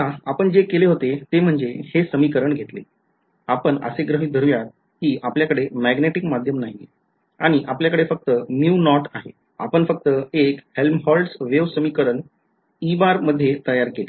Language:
Marathi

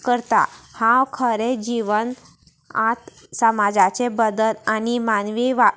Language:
Konkani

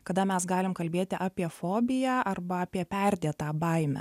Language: Lithuanian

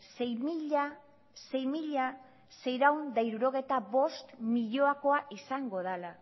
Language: Basque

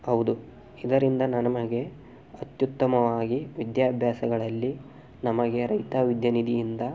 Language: Kannada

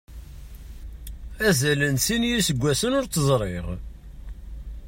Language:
Kabyle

